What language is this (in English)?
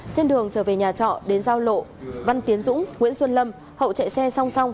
Vietnamese